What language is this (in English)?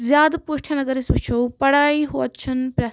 Kashmiri